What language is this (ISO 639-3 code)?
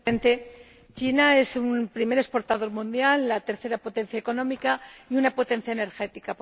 spa